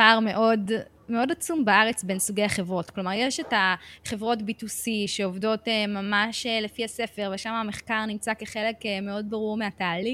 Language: Hebrew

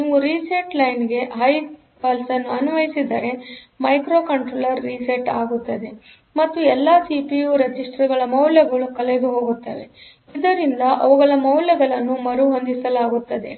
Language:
Kannada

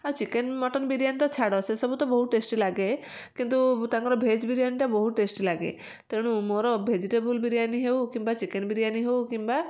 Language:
Odia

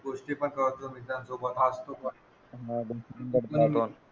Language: Marathi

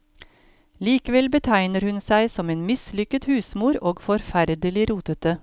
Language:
Norwegian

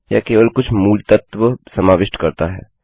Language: Hindi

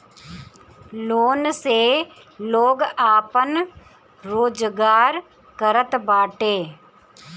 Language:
Bhojpuri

